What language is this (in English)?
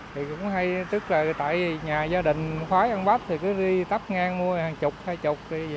Vietnamese